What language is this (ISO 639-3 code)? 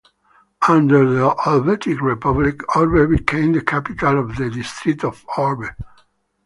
eng